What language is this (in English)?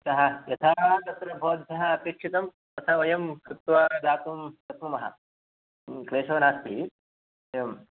Sanskrit